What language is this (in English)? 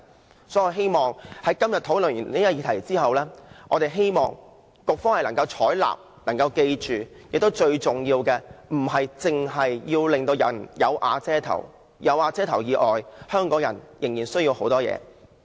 Cantonese